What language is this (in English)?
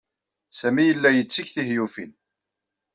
Kabyle